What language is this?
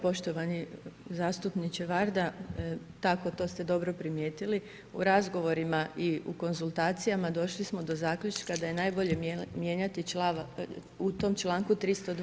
Croatian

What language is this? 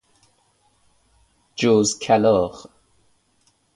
Persian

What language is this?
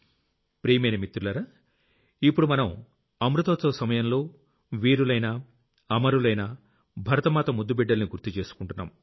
Telugu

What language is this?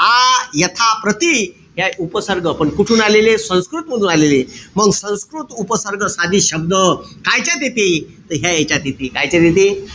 Marathi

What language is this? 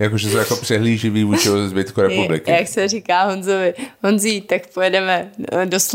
Czech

